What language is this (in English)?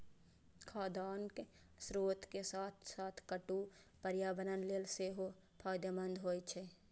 Maithili